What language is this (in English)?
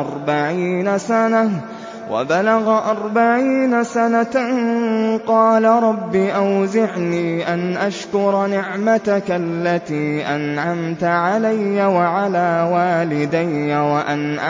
Arabic